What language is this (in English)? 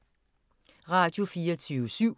Danish